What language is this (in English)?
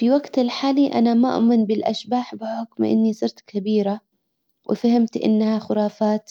Hijazi Arabic